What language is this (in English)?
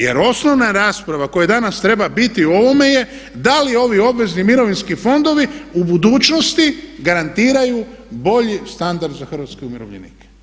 Croatian